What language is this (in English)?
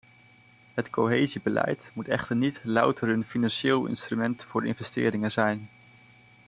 Dutch